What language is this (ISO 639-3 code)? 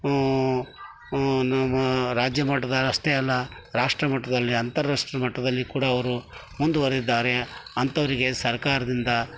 kan